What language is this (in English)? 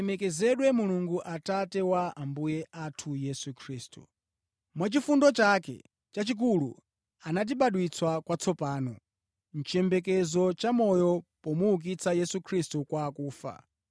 Nyanja